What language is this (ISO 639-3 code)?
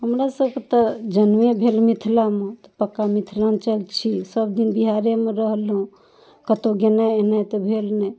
mai